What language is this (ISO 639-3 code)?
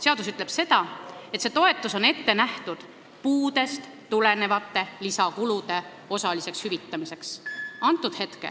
est